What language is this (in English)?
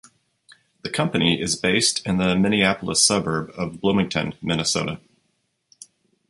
English